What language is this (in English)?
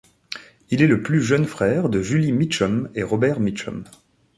French